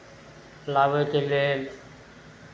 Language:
Maithili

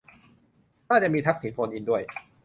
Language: Thai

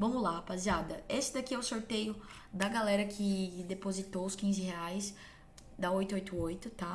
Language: Portuguese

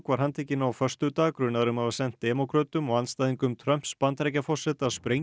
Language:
Icelandic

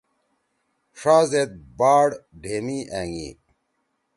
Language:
Torwali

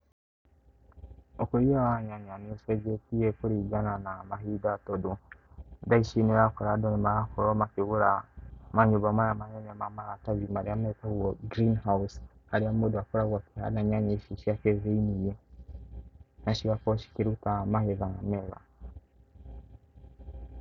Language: Kikuyu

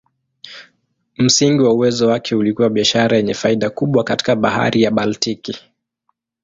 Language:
Swahili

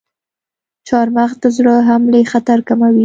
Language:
Pashto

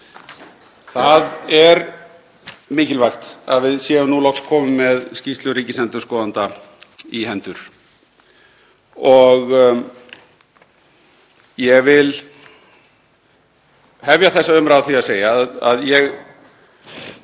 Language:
Icelandic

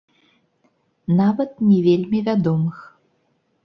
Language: Belarusian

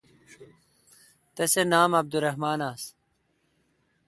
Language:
Kalkoti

